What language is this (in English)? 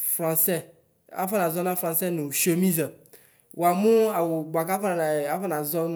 Ikposo